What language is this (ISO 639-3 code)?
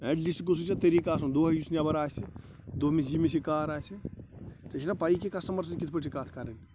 kas